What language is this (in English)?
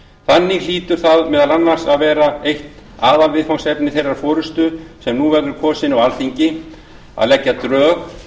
Icelandic